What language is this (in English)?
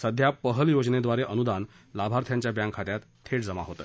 Marathi